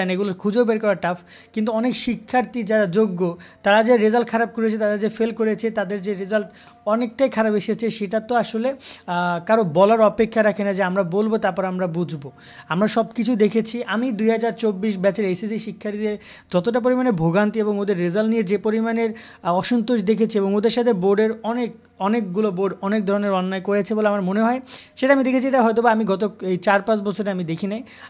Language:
Bangla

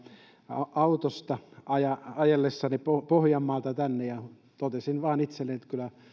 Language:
Finnish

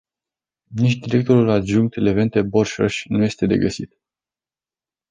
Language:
Romanian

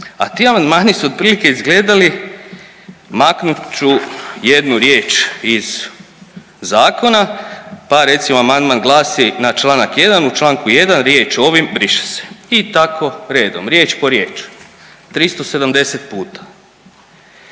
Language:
Croatian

